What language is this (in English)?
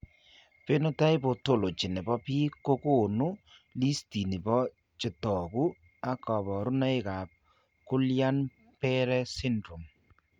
Kalenjin